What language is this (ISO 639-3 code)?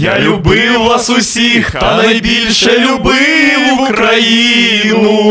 ukr